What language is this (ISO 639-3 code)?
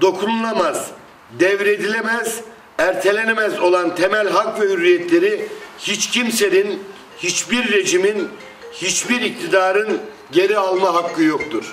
tur